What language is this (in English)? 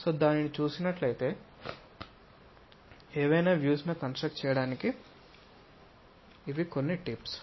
Telugu